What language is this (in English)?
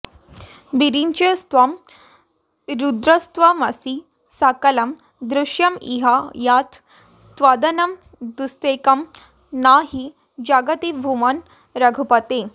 Sanskrit